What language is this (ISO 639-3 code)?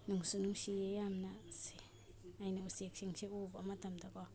mni